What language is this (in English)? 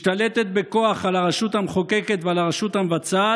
Hebrew